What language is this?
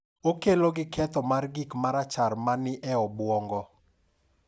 Luo (Kenya and Tanzania)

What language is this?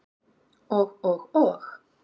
Icelandic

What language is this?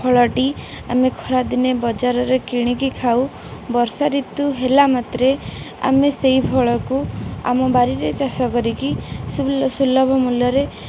Odia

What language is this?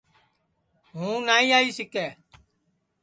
Sansi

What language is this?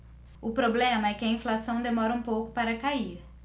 Portuguese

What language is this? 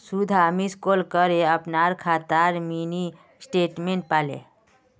Magahi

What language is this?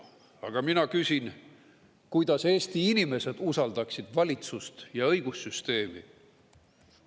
Estonian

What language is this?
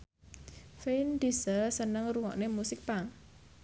Javanese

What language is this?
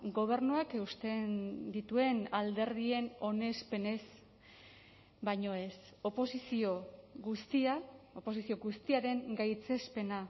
Basque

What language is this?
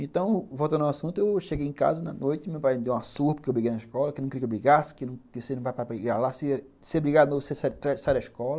Portuguese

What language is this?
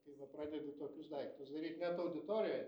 Lithuanian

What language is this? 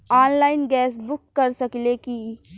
Bhojpuri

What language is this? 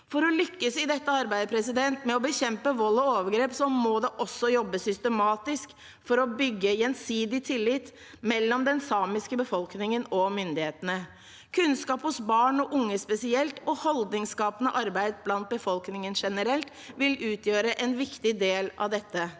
Norwegian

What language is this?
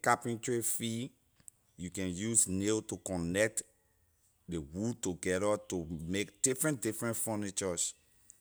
Liberian English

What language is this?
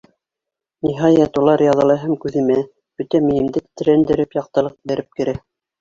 Bashkir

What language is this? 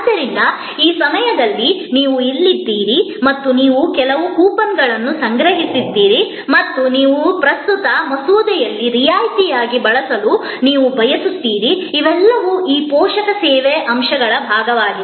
Kannada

